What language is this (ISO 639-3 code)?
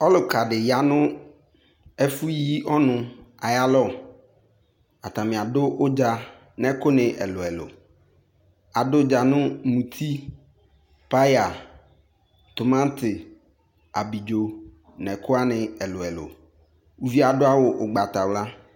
kpo